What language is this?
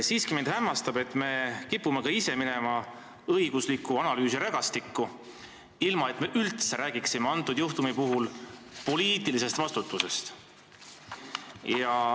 Estonian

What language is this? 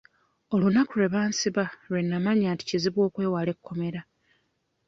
Ganda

